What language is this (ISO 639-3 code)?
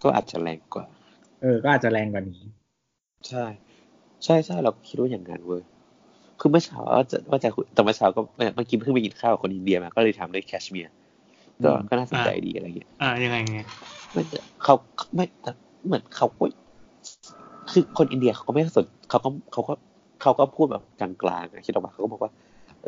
tha